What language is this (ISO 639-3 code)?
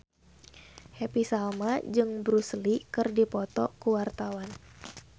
sun